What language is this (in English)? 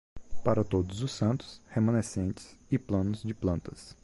Portuguese